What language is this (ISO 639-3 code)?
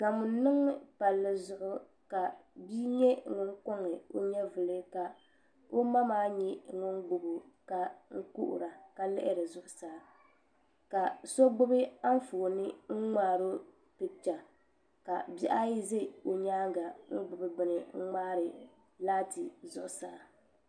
dag